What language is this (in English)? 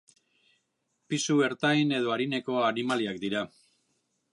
Basque